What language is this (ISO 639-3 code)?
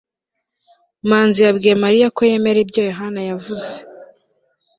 kin